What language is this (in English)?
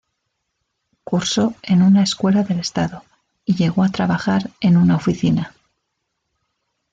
Spanish